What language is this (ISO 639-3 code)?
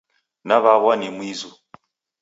dav